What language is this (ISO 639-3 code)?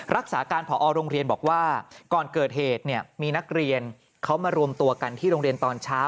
tha